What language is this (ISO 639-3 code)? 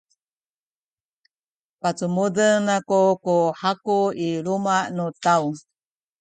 szy